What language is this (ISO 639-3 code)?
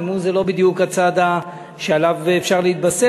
heb